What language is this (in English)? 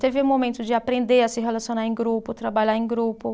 Portuguese